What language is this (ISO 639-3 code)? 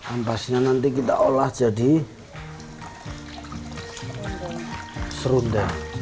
ind